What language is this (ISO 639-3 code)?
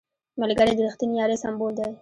pus